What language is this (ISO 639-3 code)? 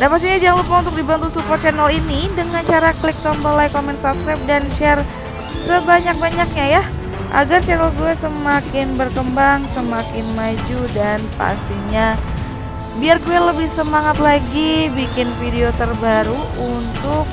ind